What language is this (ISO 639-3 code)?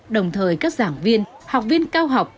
vie